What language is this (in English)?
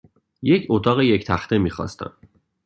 Persian